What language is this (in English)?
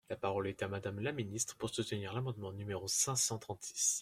French